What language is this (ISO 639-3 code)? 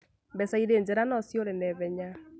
kik